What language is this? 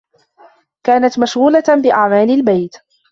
Arabic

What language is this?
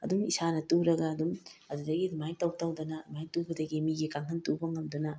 Manipuri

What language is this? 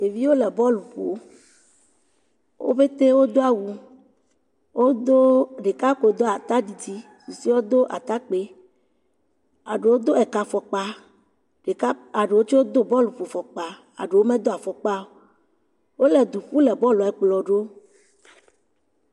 Ewe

